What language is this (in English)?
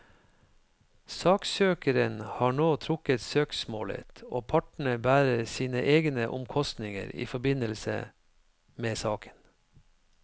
Norwegian